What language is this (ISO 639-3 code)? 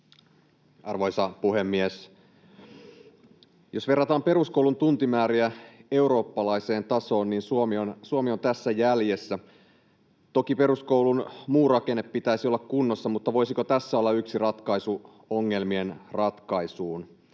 fin